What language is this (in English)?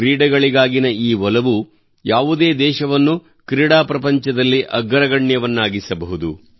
Kannada